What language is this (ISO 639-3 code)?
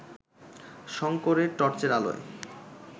ben